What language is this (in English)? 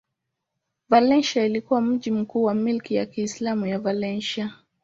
Swahili